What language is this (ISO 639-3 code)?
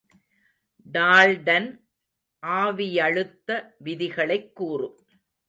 tam